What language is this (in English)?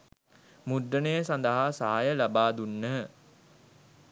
Sinhala